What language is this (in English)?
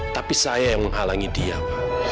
Indonesian